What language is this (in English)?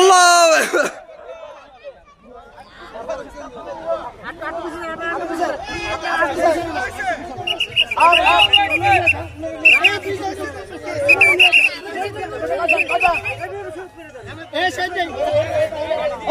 Arabic